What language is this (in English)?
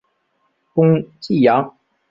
Chinese